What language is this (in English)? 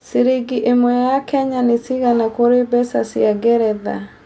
Kikuyu